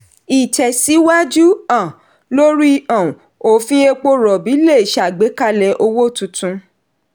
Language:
Yoruba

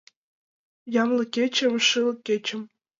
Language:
Mari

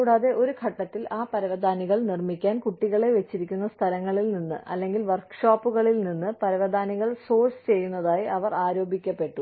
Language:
Malayalam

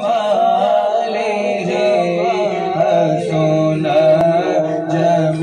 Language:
Arabic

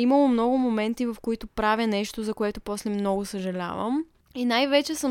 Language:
Bulgarian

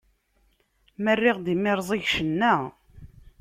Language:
Kabyle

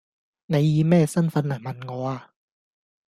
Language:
Cantonese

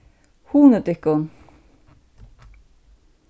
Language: Faroese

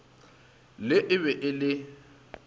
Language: Northern Sotho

